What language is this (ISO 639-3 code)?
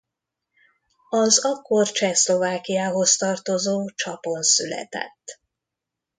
hun